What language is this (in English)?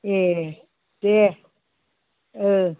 Bodo